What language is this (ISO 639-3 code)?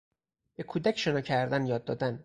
fas